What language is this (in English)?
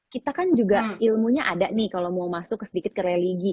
Indonesian